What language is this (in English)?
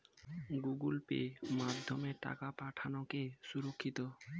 Bangla